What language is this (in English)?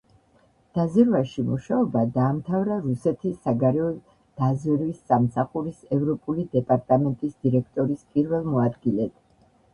Georgian